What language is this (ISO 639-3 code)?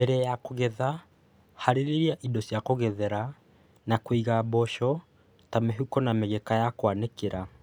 kik